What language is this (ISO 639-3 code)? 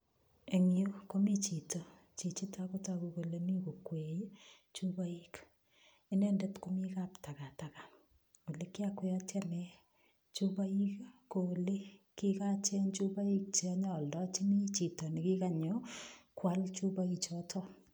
kln